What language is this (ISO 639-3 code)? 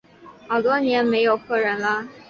zho